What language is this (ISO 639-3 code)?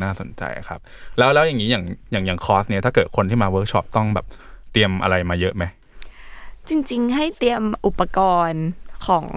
tha